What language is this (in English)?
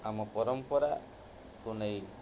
Odia